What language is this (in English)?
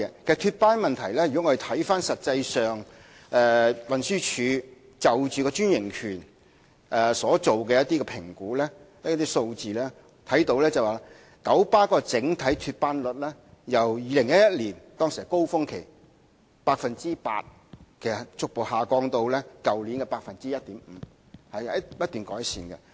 Cantonese